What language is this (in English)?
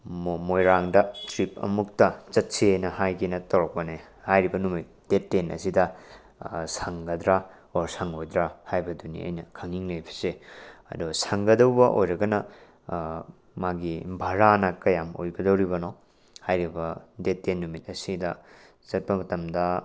Manipuri